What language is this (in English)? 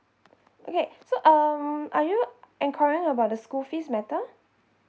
English